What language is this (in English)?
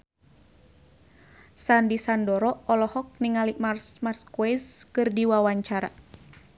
Sundanese